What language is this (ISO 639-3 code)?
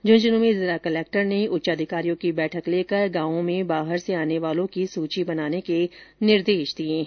hin